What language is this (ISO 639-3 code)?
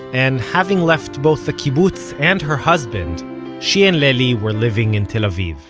eng